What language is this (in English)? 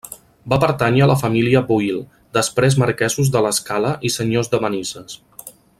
Catalan